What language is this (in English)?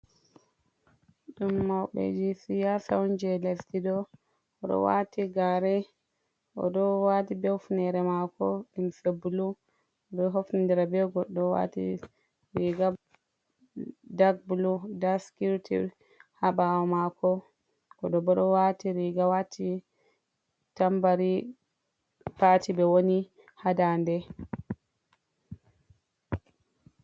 Fula